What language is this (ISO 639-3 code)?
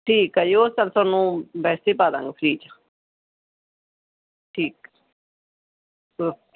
pan